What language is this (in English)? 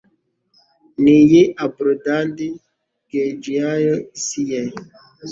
Kinyarwanda